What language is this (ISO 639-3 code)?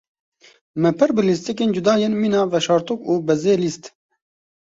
kur